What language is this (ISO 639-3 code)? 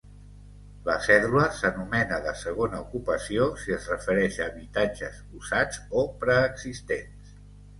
cat